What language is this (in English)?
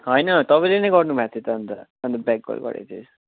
Nepali